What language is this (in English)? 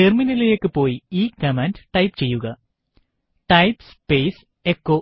Malayalam